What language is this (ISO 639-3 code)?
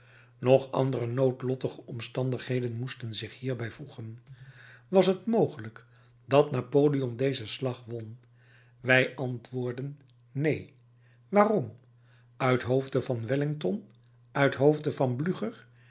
nld